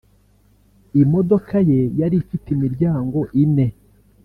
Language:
Kinyarwanda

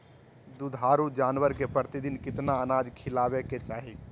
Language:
Magahi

